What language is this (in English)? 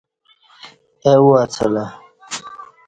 Kati